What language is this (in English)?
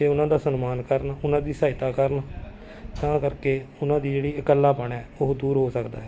Punjabi